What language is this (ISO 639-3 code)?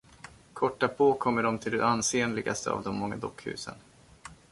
swe